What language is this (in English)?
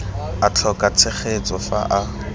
Tswana